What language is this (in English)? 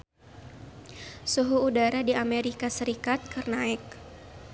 Sundanese